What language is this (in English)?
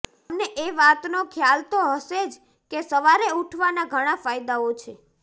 Gujarati